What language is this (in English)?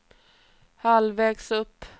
Swedish